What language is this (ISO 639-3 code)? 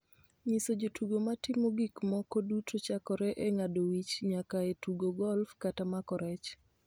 luo